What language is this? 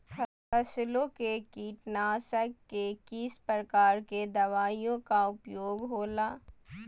Magahi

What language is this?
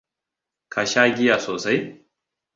Hausa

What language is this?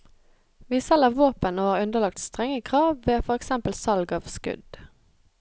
Norwegian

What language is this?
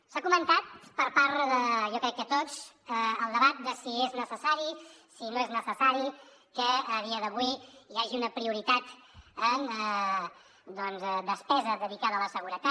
Catalan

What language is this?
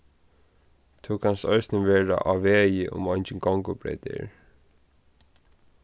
Faroese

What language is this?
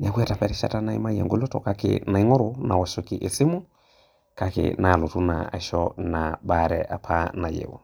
Masai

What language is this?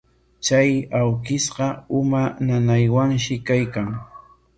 Corongo Ancash Quechua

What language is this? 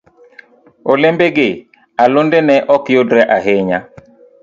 Luo (Kenya and Tanzania)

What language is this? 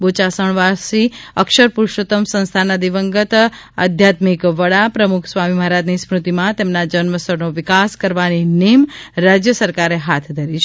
Gujarati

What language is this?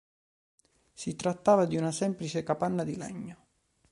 Italian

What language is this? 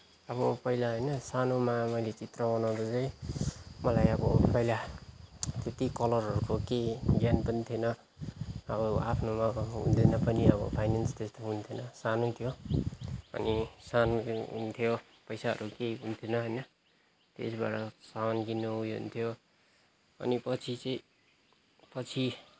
Nepali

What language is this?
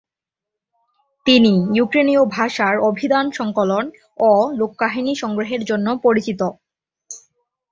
Bangla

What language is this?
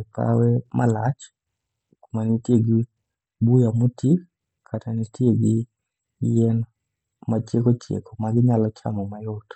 Luo (Kenya and Tanzania)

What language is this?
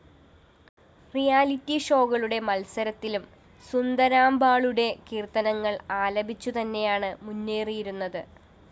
Malayalam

